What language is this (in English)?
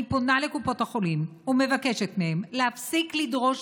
Hebrew